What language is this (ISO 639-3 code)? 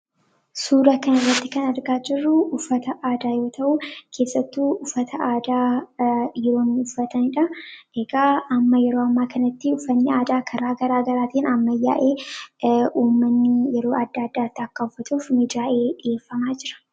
orm